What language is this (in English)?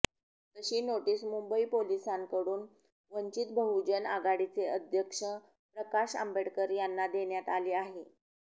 Marathi